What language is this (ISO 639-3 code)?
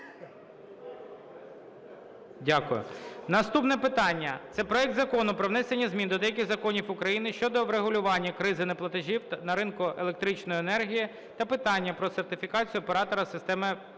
ukr